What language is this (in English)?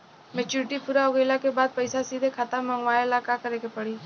Bhojpuri